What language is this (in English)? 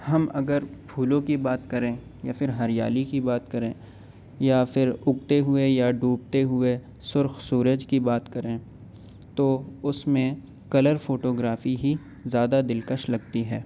Urdu